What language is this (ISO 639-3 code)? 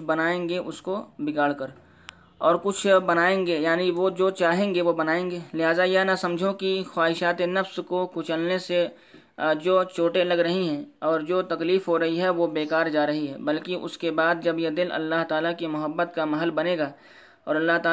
urd